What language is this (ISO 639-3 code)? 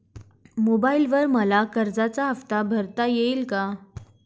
mar